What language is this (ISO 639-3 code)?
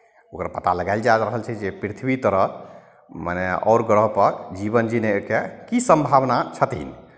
mai